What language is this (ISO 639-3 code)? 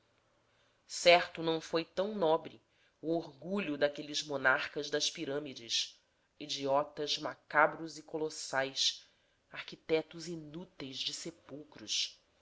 por